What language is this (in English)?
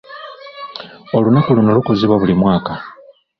Ganda